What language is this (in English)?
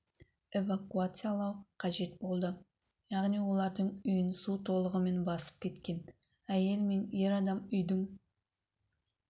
Kazakh